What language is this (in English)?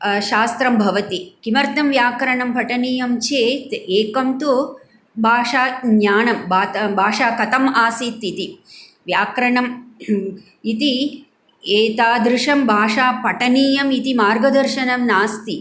Sanskrit